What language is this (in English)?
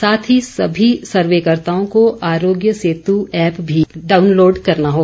Hindi